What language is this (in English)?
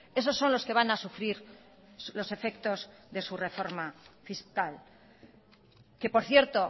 Spanish